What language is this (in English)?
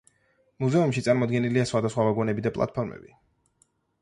Georgian